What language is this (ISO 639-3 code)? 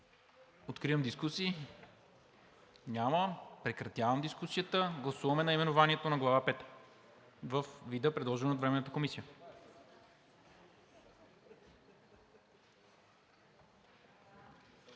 bul